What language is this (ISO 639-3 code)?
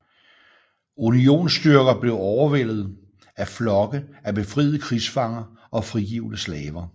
dan